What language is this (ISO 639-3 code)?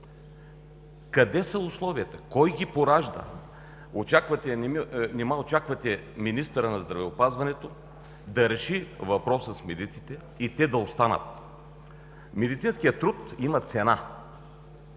bul